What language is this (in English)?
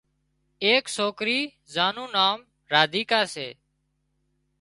Wadiyara Koli